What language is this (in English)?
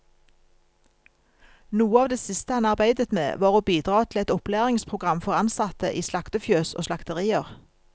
Norwegian